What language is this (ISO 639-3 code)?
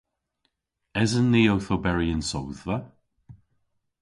cor